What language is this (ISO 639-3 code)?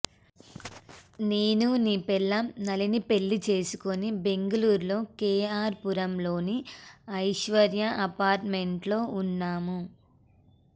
tel